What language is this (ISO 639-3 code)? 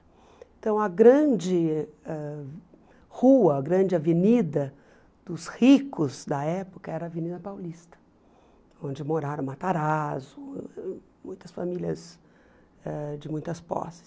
por